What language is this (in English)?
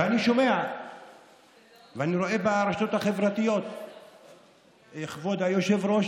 Hebrew